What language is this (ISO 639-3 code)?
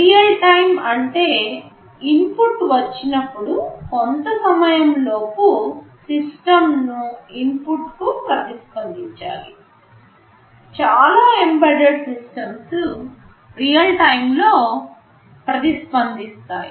tel